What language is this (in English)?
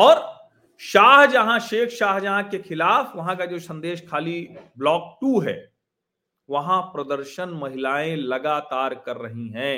Hindi